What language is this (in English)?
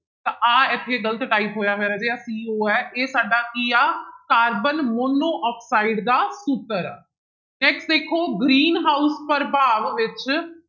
Punjabi